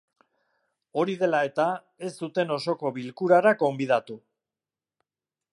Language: Basque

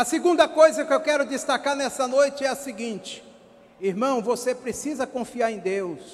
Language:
Portuguese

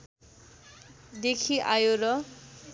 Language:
Nepali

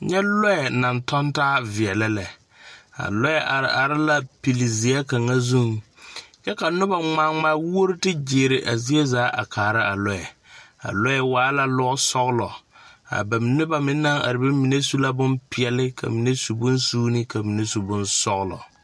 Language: Southern Dagaare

